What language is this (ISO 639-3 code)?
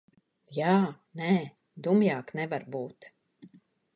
lav